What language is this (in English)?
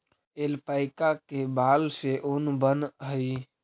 Magahi